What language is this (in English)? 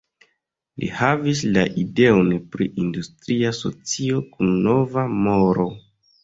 Esperanto